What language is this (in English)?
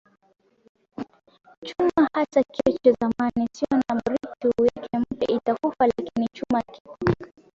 Swahili